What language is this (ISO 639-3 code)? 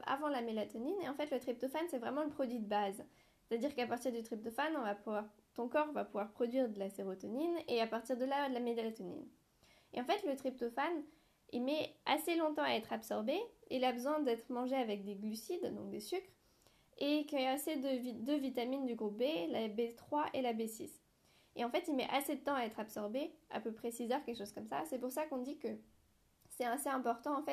fra